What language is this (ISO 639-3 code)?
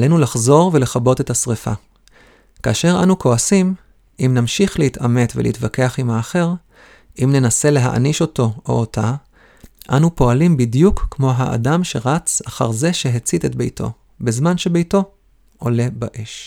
heb